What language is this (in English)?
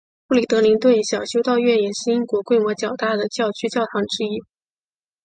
Chinese